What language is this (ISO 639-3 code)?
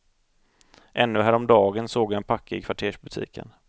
swe